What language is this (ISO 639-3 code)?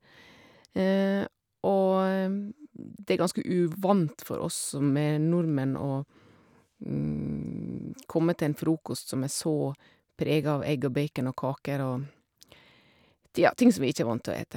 nor